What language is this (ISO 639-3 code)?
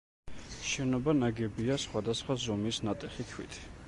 kat